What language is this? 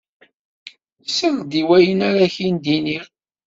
Kabyle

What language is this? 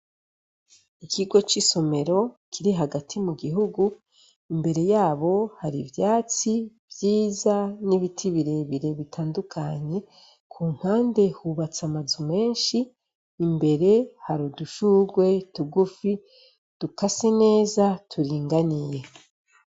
Rundi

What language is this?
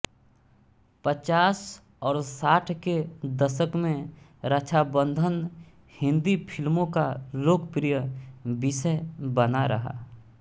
Hindi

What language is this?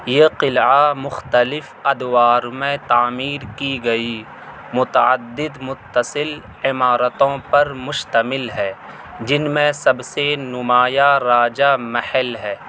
Urdu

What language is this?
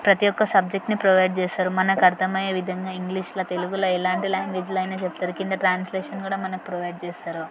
Telugu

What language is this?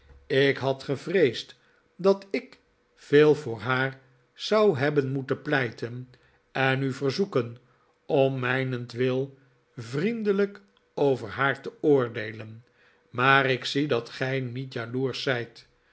Dutch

